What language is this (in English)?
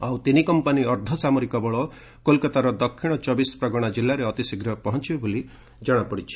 Odia